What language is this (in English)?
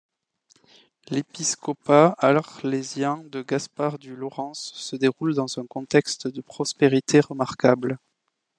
French